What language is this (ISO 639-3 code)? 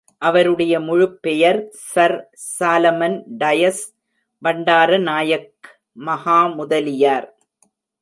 tam